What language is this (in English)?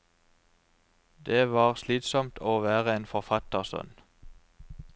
Norwegian